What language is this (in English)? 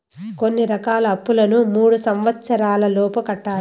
Telugu